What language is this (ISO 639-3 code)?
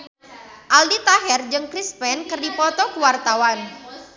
sun